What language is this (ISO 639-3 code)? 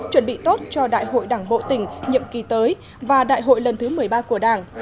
vie